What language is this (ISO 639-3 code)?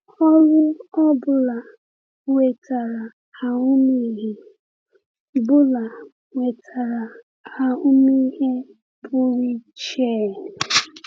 ibo